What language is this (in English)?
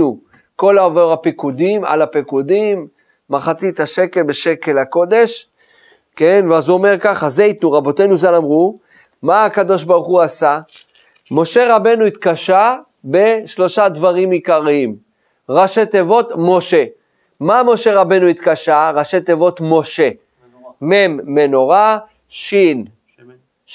Hebrew